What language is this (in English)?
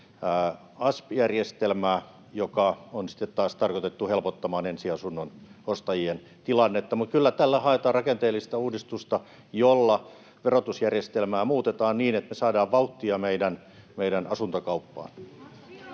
Finnish